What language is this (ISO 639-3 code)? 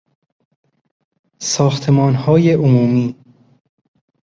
fas